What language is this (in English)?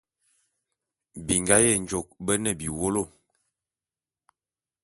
Bulu